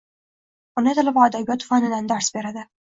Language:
Uzbek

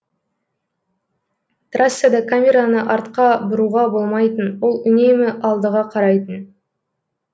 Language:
Kazakh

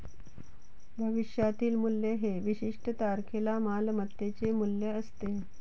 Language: Marathi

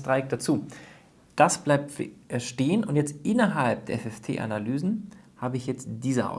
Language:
German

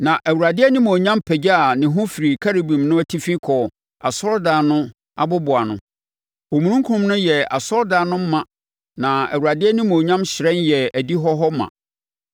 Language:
Akan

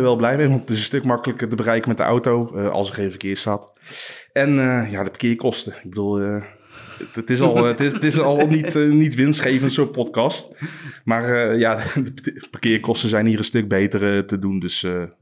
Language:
Dutch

